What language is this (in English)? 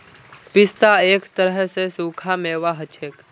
Magahi